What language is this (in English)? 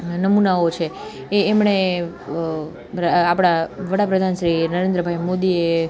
Gujarati